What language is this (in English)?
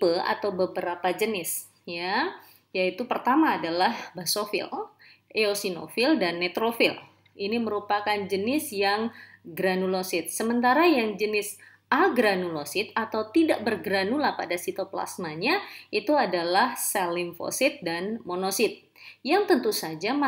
Indonesian